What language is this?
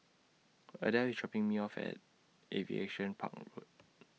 English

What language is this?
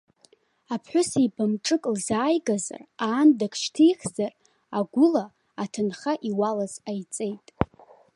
Abkhazian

